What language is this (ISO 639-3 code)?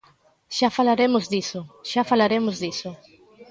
glg